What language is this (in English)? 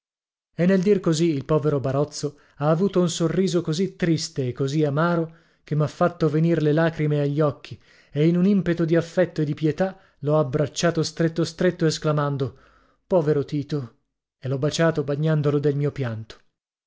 Italian